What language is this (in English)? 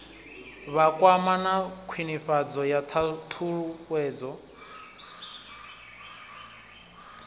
Venda